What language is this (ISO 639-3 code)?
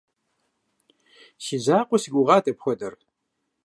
kbd